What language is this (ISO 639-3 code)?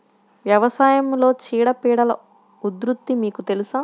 tel